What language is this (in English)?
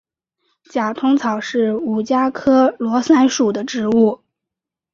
Chinese